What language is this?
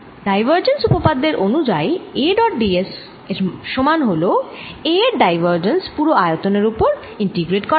Bangla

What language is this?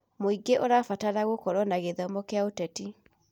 Kikuyu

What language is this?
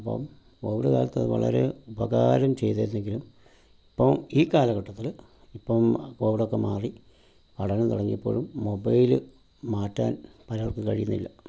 Malayalam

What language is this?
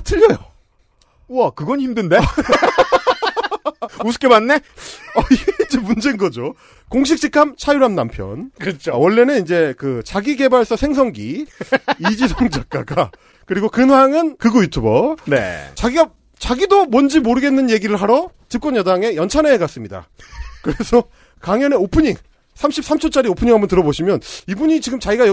Korean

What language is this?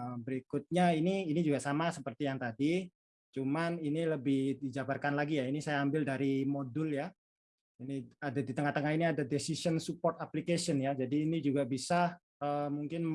Indonesian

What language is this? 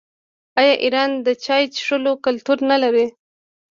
Pashto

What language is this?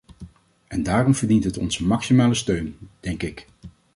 Dutch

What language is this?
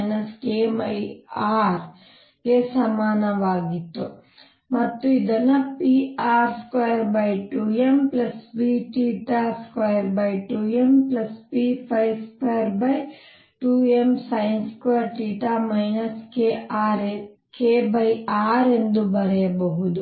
Kannada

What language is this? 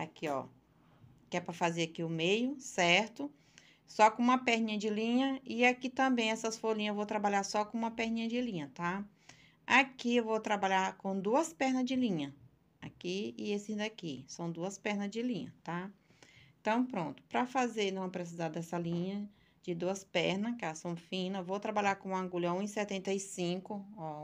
Portuguese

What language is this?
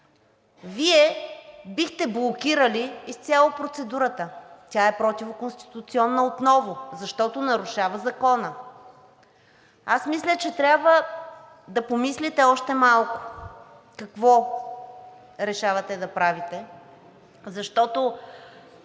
Bulgarian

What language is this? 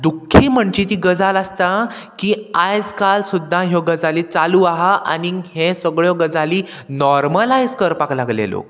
Konkani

